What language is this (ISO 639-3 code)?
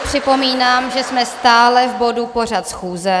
ces